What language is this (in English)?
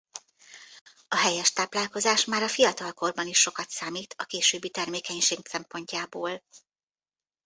Hungarian